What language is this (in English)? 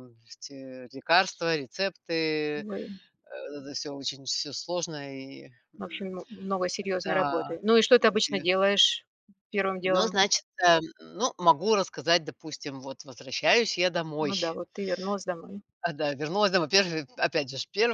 Russian